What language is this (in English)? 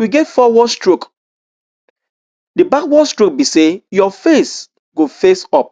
Nigerian Pidgin